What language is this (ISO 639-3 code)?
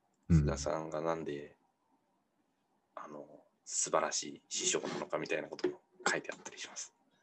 jpn